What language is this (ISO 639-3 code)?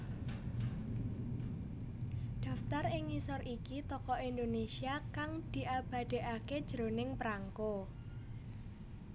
jav